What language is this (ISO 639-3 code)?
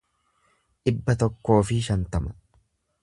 orm